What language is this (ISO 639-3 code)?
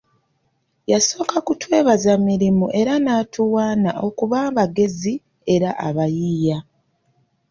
lug